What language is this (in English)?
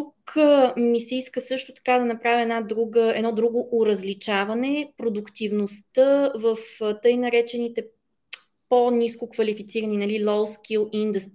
Bulgarian